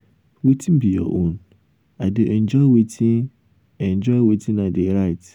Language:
Nigerian Pidgin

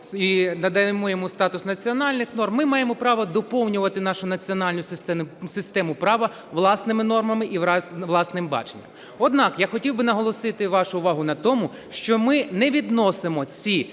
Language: Ukrainian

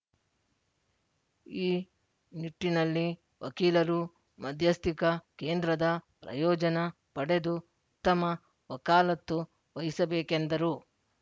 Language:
Kannada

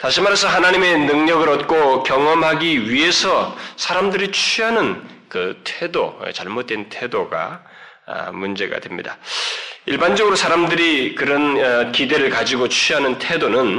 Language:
Korean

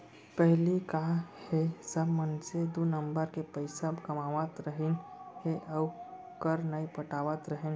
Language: Chhattisgarhi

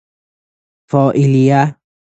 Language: Persian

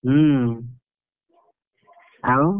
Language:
Odia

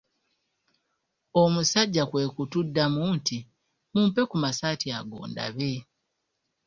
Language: Ganda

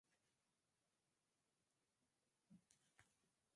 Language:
Occitan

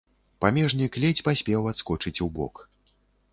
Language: Belarusian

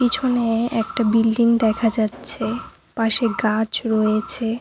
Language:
Bangla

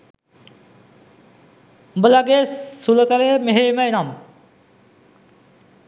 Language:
Sinhala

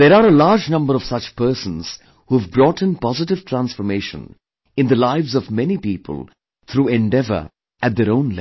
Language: English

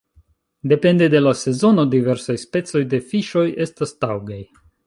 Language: Esperanto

